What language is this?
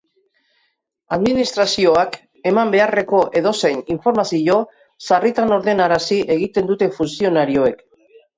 Basque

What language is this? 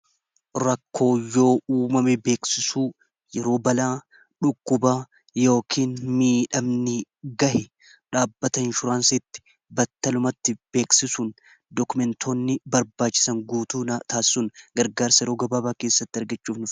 Oromo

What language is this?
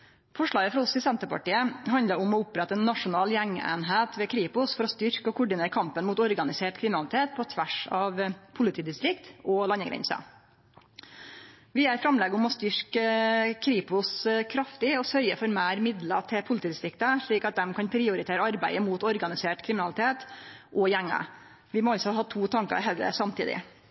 Norwegian Nynorsk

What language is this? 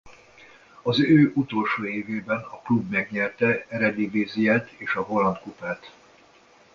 Hungarian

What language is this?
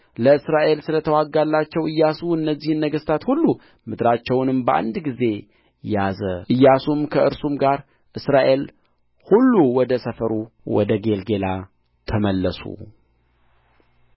Amharic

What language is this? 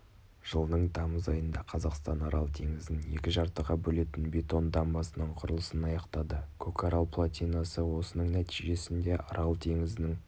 Kazakh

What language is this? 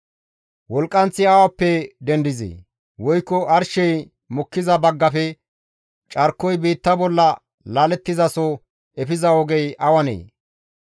Gamo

